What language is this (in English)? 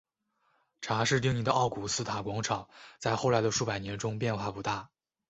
Chinese